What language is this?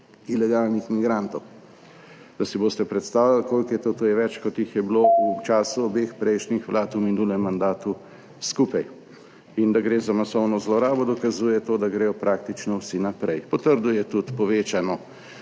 Slovenian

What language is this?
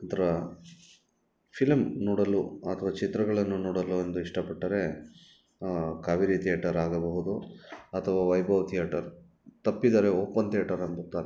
Kannada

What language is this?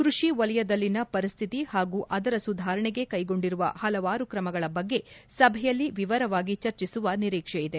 Kannada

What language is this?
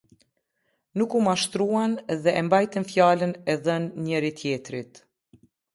Albanian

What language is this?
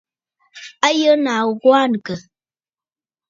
Bafut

